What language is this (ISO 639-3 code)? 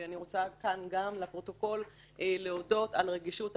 heb